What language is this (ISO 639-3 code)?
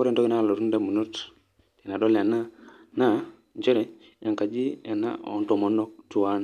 mas